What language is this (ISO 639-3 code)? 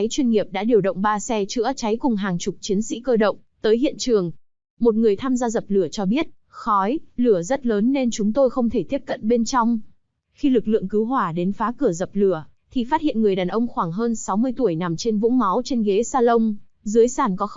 vie